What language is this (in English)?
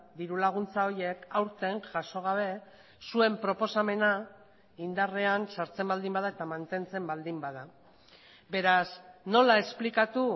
Basque